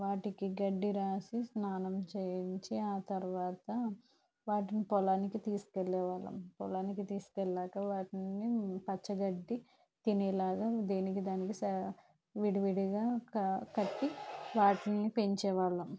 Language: Telugu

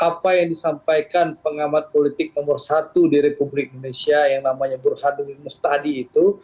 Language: Indonesian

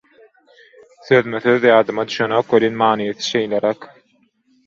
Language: Turkmen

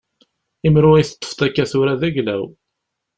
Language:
Kabyle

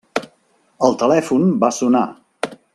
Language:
Catalan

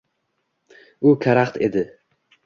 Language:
Uzbek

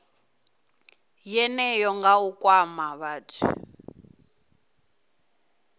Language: Venda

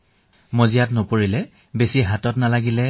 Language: Assamese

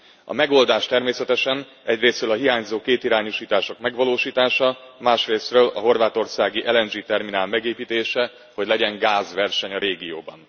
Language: Hungarian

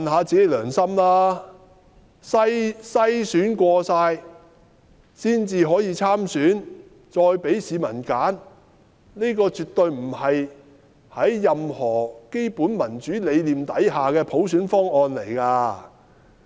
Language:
Cantonese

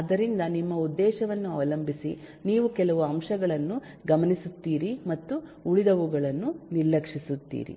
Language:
Kannada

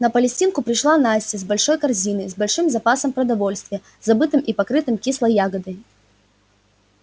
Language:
Russian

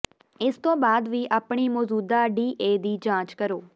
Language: Punjabi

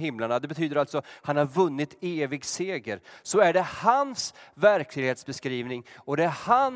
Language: Swedish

